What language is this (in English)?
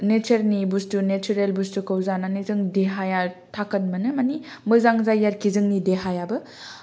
Bodo